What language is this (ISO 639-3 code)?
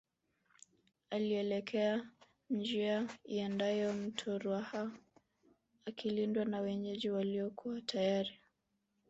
swa